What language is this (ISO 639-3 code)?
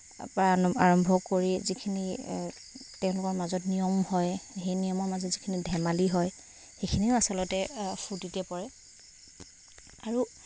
asm